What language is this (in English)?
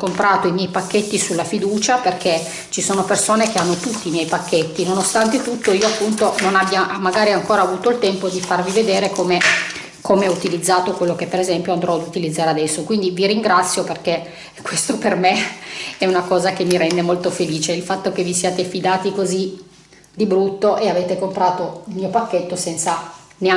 Italian